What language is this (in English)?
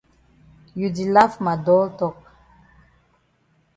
Cameroon Pidgin